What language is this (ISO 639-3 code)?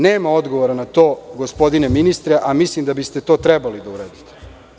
srp